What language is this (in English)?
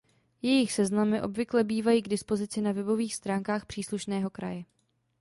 Czech